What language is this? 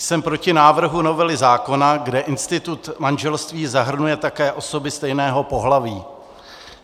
Czech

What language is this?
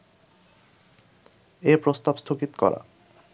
Bangla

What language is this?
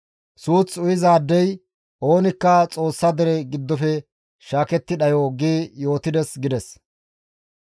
Gamo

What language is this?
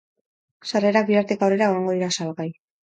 Basque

